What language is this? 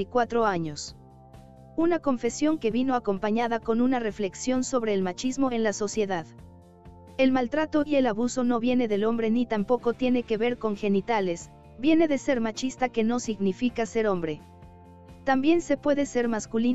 Spanish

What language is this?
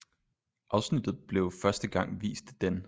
Danish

